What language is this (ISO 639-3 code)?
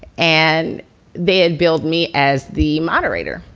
eng